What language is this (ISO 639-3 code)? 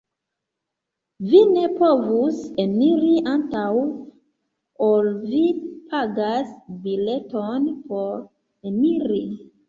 epo